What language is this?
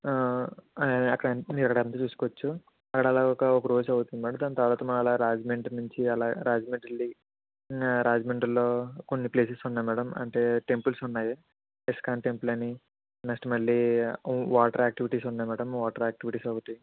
Telugu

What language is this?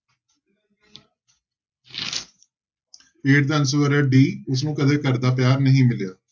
Punjabi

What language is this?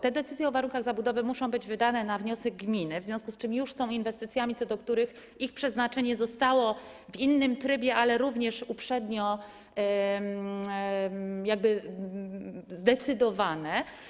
Polish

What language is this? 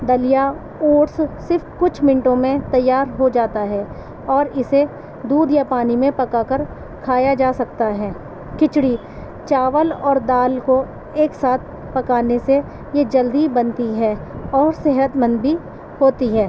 Urdu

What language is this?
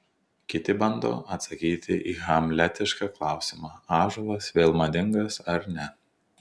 Lithuanian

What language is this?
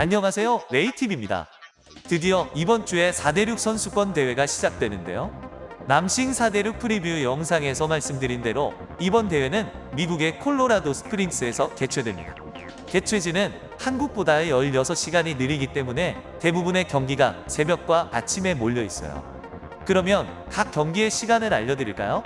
Korean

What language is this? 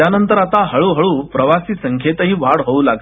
Marathi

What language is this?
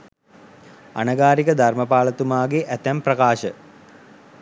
Sinhala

